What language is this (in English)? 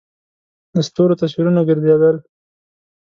Pashto